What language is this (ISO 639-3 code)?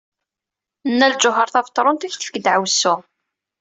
kab